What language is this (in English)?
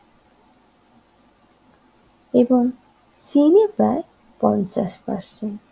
Bangla